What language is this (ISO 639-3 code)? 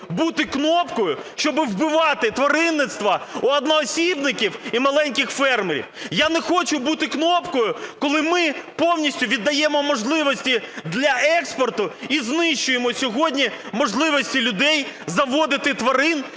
ukr